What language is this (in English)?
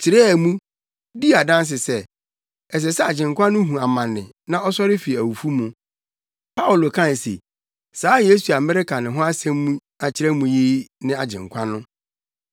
Akan